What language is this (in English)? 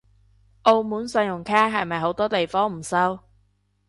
Cantonese